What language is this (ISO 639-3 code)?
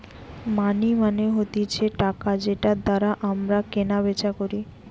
ben